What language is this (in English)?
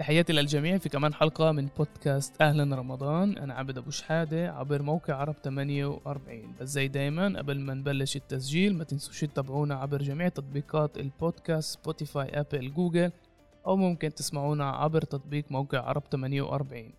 Arabic